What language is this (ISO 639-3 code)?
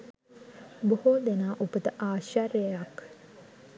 sin